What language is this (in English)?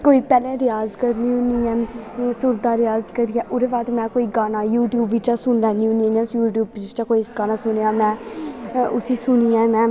Dogri